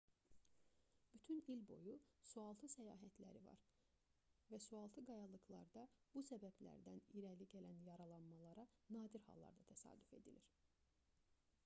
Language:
Azerbaijani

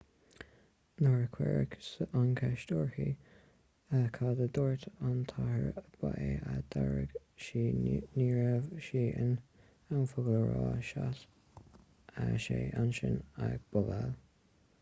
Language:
Irish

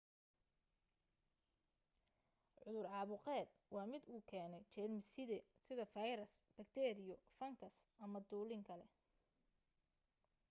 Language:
Somali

